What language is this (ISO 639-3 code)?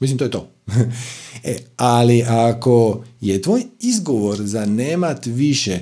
hrv